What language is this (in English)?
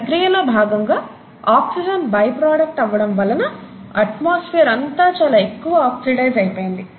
Telugu